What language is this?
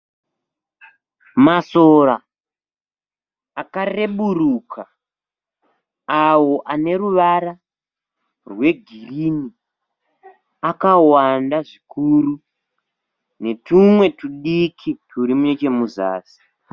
Shona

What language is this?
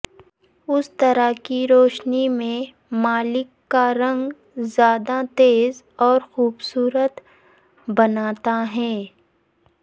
Urdu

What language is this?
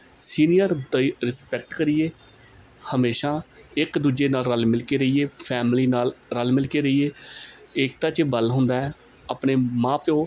Punjabi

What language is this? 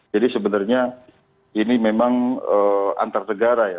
Indonesian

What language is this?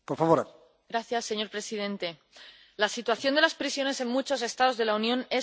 Spanish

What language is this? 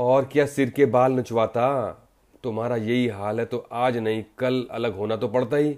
Hindi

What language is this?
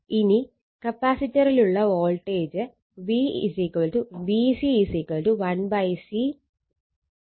Malayalam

